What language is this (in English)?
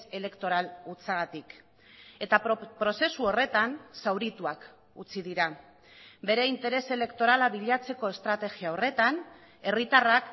Basque